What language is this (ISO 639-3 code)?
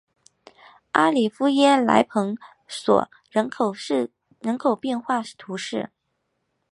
zho